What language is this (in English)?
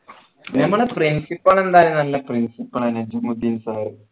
Malayalam